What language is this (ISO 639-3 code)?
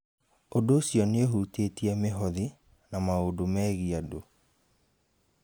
kik